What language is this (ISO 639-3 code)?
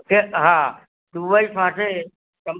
guj